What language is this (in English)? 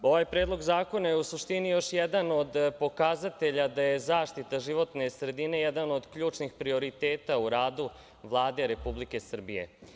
Serbian